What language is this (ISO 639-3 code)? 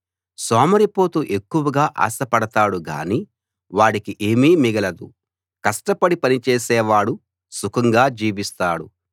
tel